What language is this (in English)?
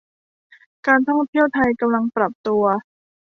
Thai